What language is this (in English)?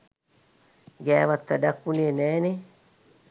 Sinhala